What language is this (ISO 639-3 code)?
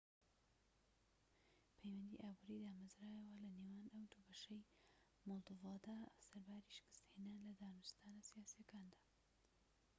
ckb